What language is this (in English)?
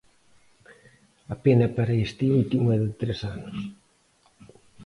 Galician